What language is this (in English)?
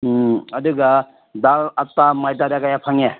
Manipuri